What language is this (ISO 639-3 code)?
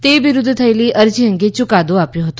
guj